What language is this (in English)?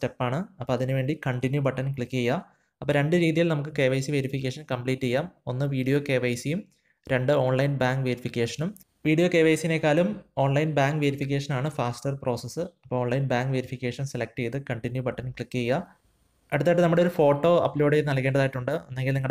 Malayalam